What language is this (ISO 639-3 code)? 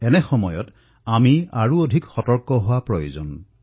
asm